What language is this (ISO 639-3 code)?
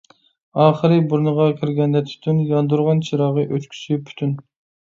uig